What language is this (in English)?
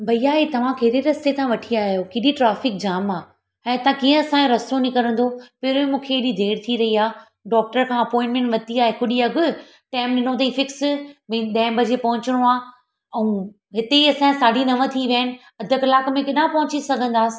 Sindhi